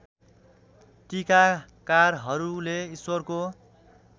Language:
Nepali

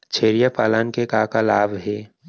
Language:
Chhattisgarhi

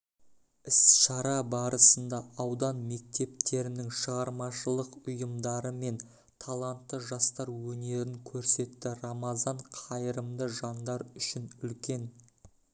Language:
Kazakh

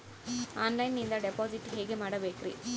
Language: Kannada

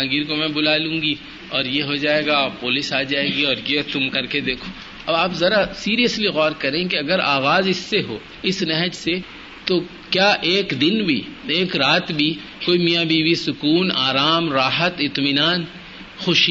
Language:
Urdu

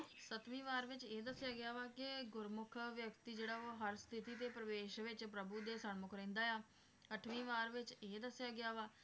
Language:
Punjabi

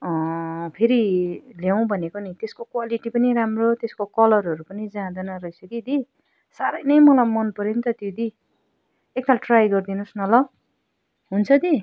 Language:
Nepali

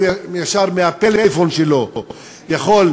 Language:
Hebrew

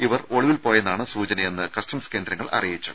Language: Malayalam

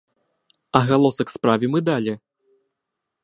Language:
Belarusian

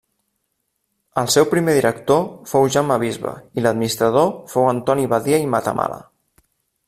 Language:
Catalan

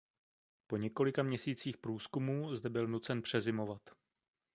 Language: Czech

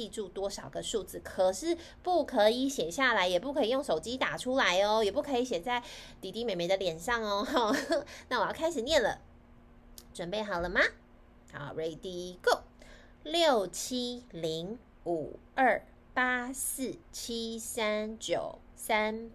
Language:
Chinese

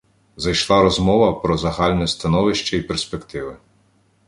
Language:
Ukrainian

